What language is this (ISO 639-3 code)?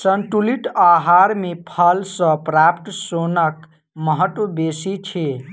mai